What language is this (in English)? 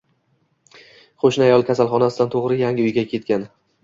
Uzbek